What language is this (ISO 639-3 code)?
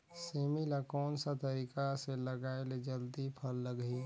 hne